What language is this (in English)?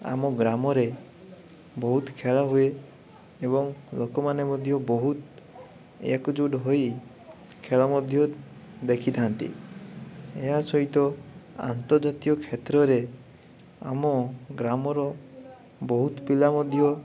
Odia